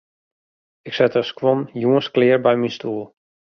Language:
Western Frisian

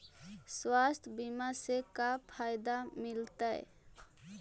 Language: Magahi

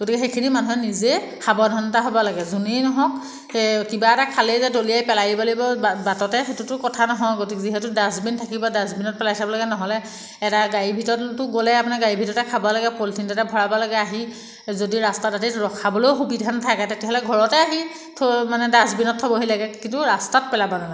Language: Assamese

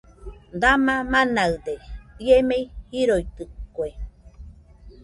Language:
Nüpode Huitoto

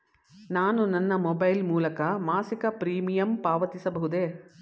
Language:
Kannada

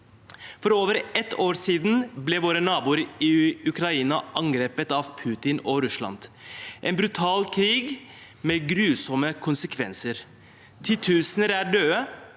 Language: Norwegian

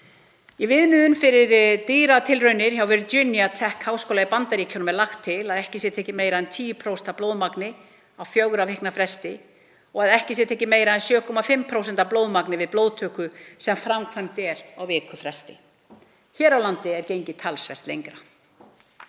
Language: Icelandic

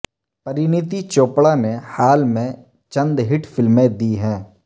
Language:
Urdu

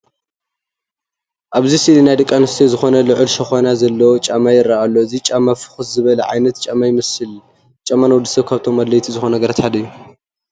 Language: Tigrinya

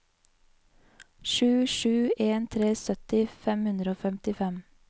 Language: Norwegian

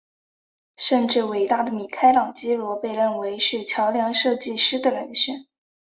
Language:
Chinese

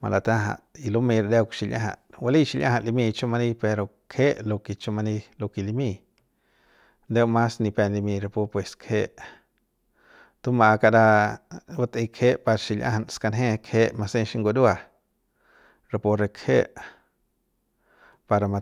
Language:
Central Pame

